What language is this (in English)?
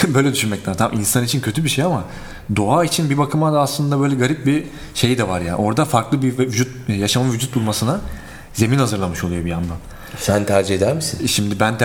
Turkish